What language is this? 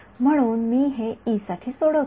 Marathi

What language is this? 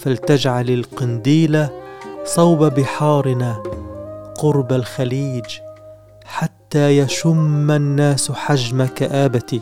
Arabic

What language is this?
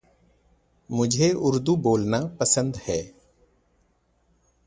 Urdu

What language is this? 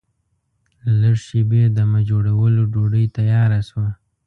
Pashto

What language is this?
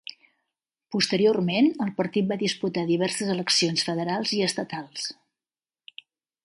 Catalan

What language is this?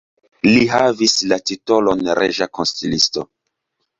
Esperanto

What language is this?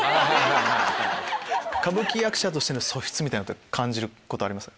Japanese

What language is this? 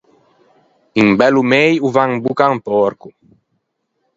Ligurian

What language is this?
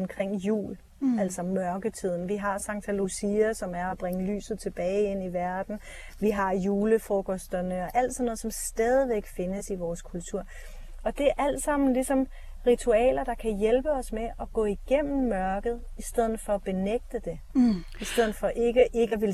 Danish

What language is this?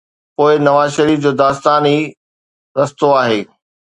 Sindhi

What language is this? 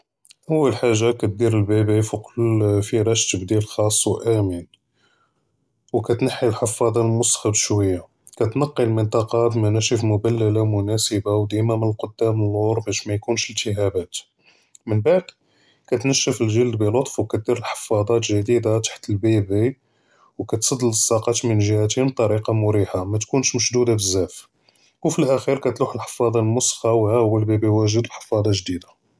Judeo-Arabic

